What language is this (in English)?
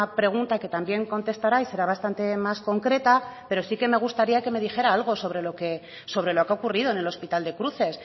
Spanish